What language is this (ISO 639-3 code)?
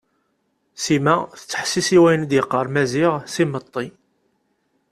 kab